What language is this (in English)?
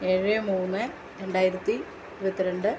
Malayalam